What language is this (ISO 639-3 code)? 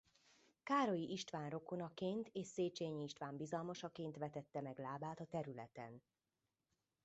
hun